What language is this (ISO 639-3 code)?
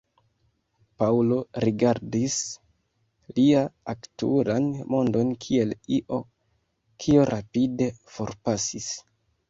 epo